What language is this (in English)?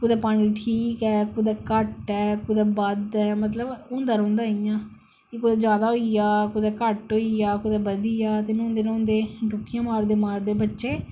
Dogri